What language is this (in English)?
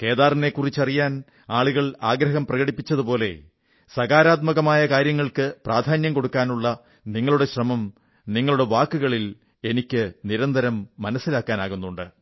Malayalam